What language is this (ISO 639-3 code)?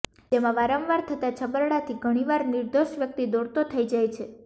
guj